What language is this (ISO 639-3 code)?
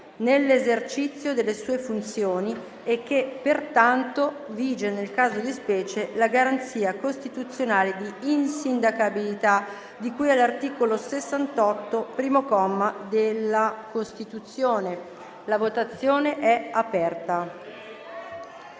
ita